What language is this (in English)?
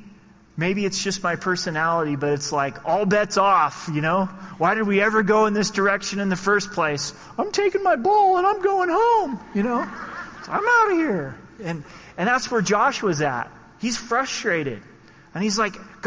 English